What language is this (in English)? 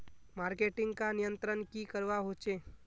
Magahi